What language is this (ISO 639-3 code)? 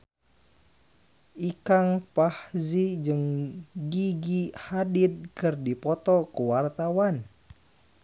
sun